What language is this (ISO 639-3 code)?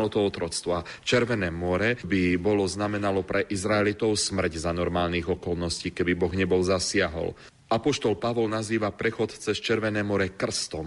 slk